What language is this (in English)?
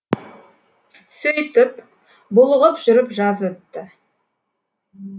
Kazakh